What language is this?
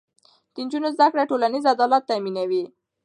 Pashto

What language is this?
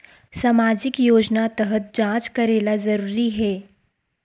Chhattisgarhi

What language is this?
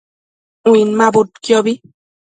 Matsés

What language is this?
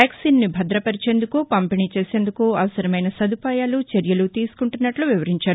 Telugu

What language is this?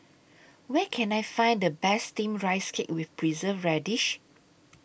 English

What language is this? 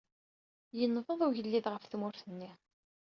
Kabyle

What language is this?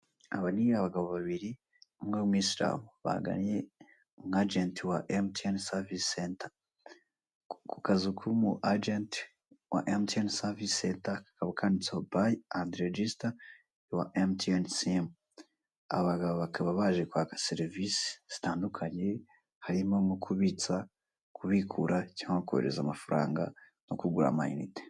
Kinyarwanda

